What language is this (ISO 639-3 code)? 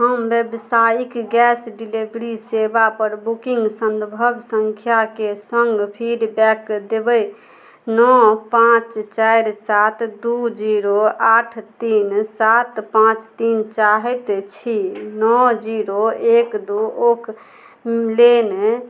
mai